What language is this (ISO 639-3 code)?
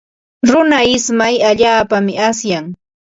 qva